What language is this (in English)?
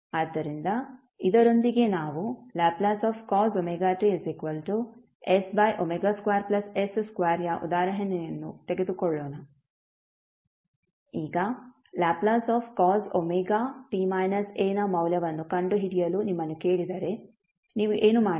Kannada